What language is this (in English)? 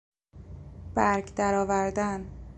Persian